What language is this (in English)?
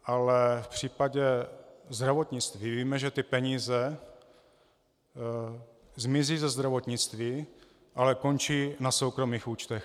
Czech